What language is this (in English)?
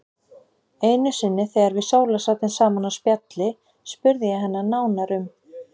Icelandic